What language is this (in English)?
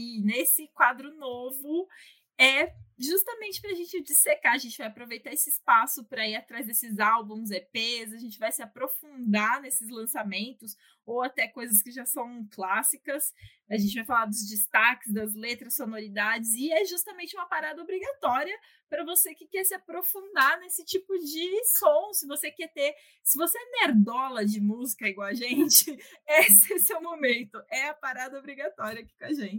Portuguese